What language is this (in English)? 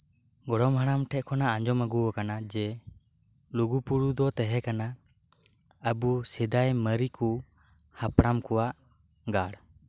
Santali